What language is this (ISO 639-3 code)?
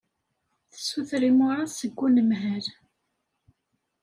kab